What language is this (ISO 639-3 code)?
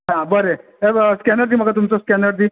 kok